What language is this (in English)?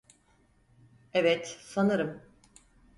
Turkish